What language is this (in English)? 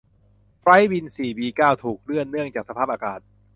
Thai